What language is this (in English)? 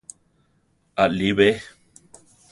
Central Tarahumara